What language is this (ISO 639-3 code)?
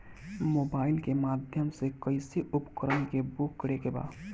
bho